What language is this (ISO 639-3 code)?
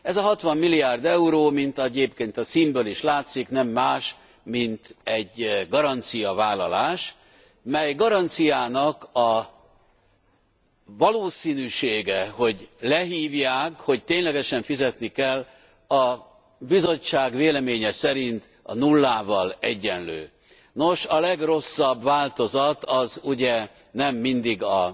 hun